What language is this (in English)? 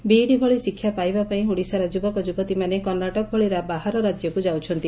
Odia